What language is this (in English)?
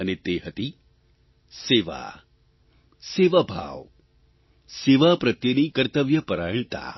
Gujarati